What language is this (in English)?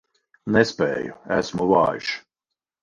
Latvian